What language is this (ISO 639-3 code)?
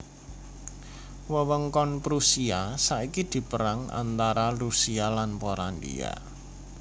jav